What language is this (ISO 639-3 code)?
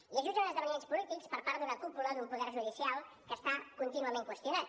cat